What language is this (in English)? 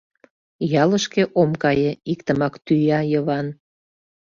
Mari